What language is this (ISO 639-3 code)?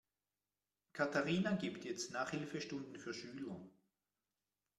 deu